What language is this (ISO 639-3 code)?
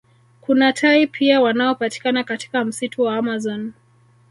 swa